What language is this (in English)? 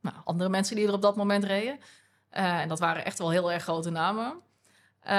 Dutch